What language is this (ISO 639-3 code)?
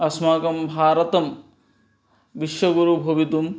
san